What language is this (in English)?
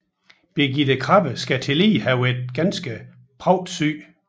Danish